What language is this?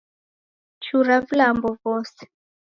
Taita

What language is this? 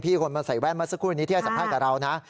Thai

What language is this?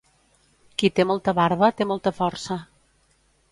Catalan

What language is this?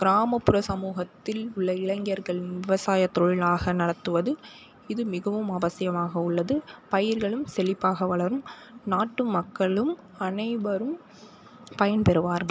Tamil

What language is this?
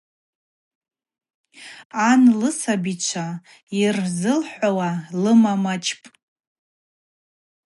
Abaza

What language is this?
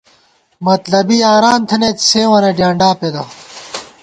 Gawar-Bati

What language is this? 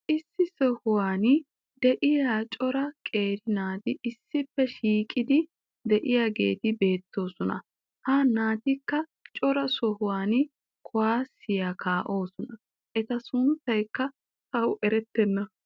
Wolaytta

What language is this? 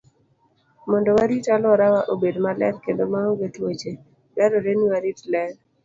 Luo (Kenya and Tanzania)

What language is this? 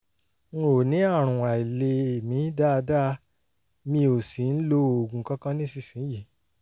Yoruba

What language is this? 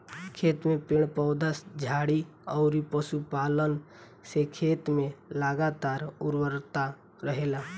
Bhojpuri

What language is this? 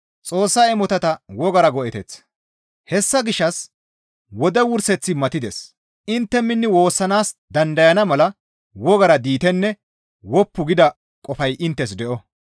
Gamo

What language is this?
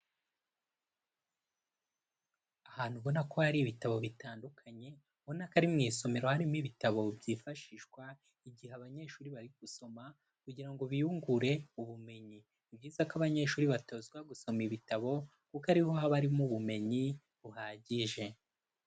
Kinyarwanda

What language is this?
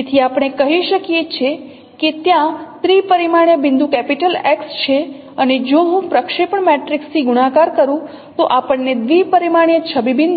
Gujarati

